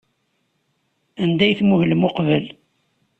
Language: Kabyle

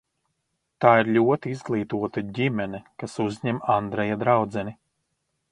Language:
Latvian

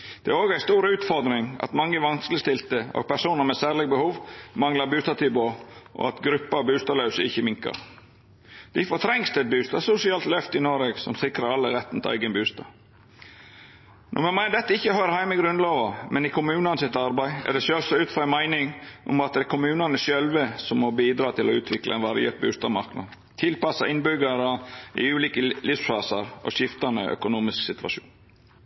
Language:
Norwegian Nynorsk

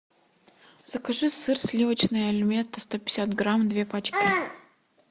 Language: Russian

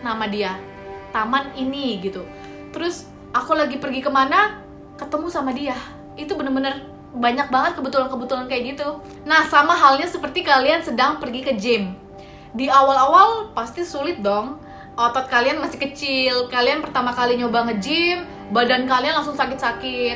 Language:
Indonesian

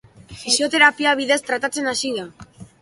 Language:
Basque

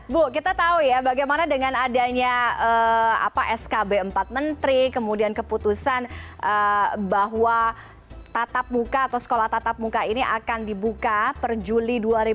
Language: Indonesian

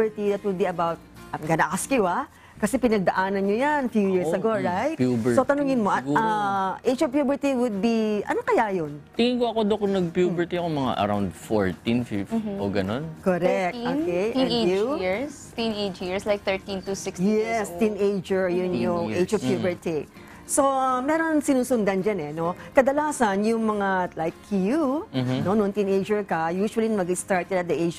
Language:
Filipino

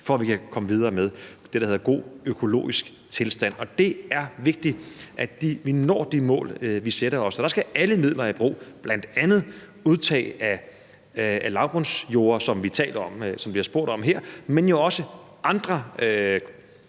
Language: Danish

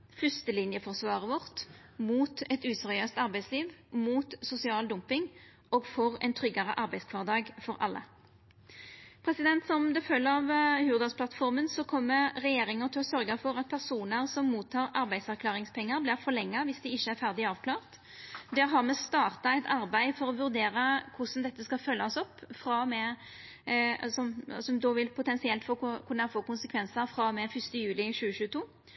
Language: Norwegian Nynorsk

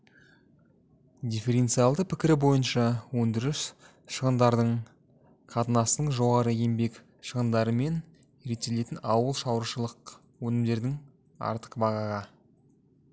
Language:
Kazakh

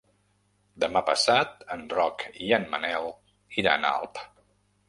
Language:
Catalan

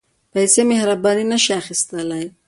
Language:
Pashto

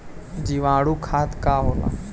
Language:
Bhojpuri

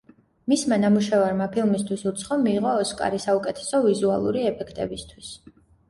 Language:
Georgian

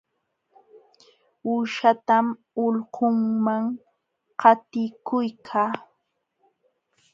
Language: Jauja Wanca Quechua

